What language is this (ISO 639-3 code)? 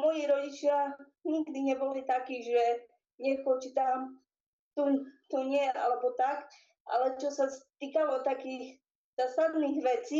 slk